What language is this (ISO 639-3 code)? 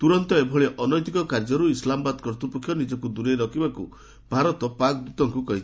ori